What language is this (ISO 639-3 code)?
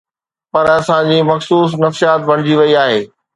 snd